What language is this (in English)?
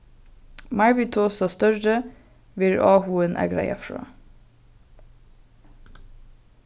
Faroese